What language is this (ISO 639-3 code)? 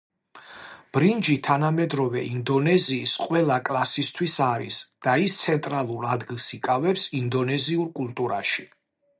kat